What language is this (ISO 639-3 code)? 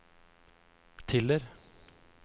nor